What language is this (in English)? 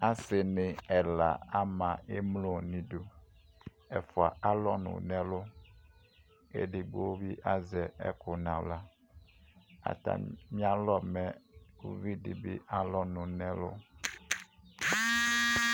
Ikposo